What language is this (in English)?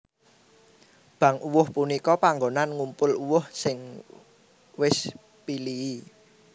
Javanese